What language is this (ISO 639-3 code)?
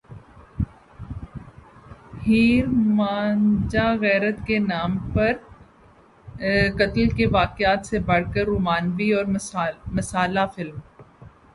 urd